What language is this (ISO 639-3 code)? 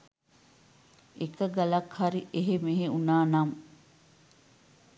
sin